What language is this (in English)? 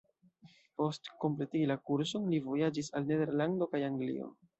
Esperanto